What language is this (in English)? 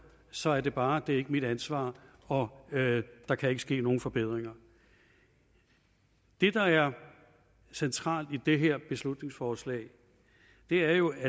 Danish